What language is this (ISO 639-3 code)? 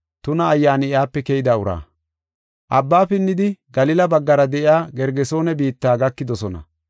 gof